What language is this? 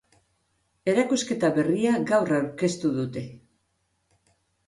Basque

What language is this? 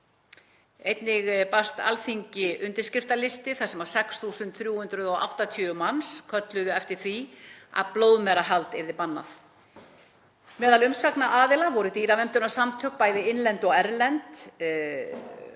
Icelandic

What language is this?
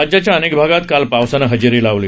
Marathi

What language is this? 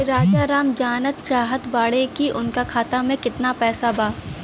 Bhojpuri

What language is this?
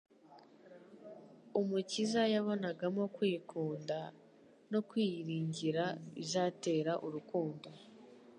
Kinyarwanda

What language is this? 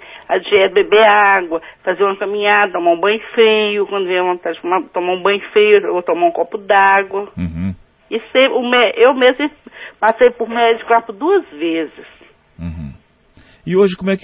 Portuguese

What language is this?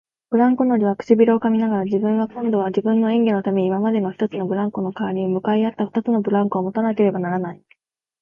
Japanese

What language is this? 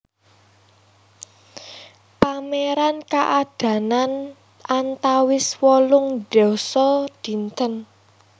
Javanese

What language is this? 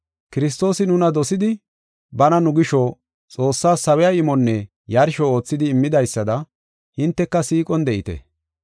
Gofa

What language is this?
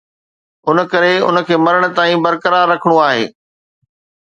Sindhi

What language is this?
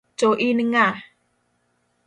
Luo (Kenya and Tanzania)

